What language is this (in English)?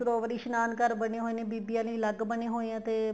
Punjabi